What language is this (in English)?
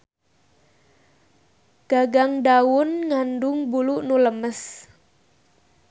Sundanese